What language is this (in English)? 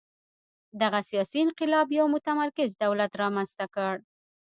Pashto